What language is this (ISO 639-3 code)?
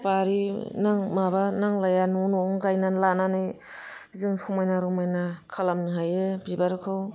brx